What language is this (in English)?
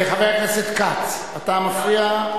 Hebrew